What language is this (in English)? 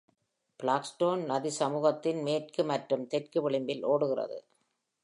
Tamil